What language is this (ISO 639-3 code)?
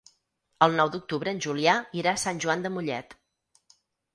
cat